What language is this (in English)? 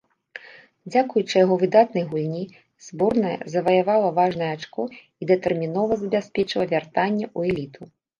Belarusian